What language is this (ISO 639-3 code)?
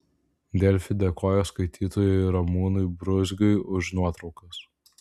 lit